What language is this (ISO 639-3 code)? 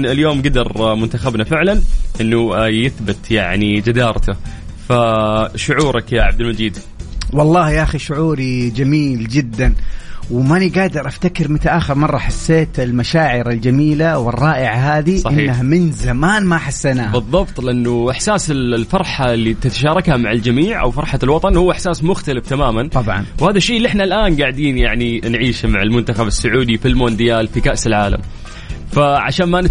ara